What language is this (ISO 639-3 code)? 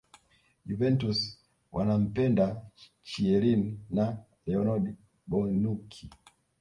swa